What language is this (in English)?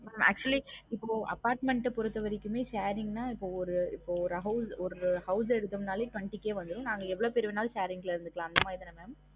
Tamil